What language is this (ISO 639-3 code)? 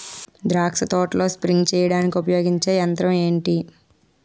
tel